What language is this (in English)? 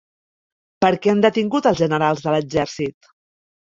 Catalan